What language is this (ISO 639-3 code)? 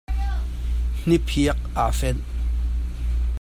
cnh